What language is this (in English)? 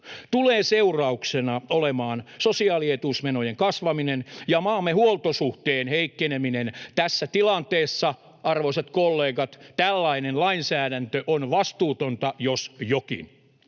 Finnish